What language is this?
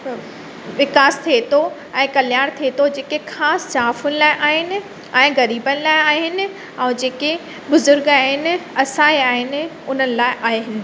Sindhi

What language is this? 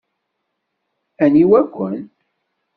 Kabyle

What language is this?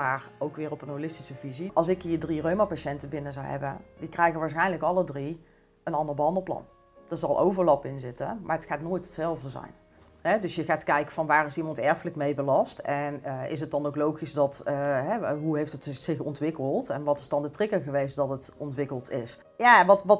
Dutch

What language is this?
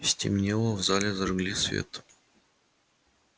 Russian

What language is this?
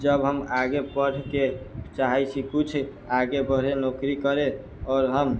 Maithili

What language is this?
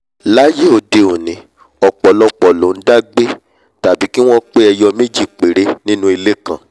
Yoruba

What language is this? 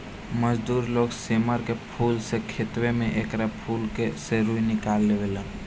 Bhojpuri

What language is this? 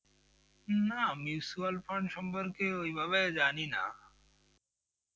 Bangla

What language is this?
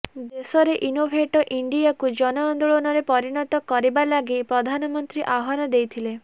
Odia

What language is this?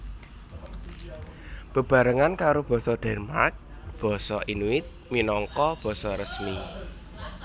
Javanese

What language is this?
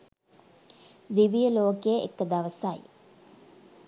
Sinhala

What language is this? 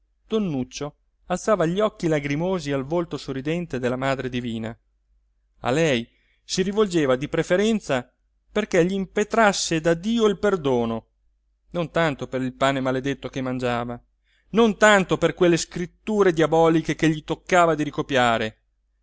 Italian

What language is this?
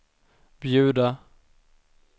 Swedish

